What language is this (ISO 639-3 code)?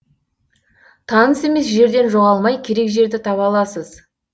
kaz